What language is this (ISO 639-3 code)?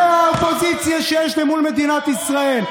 heb